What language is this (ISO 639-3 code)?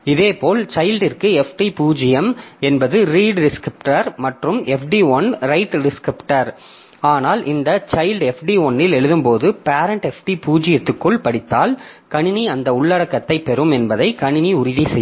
tam